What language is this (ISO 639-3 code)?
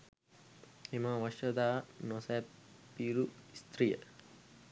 sin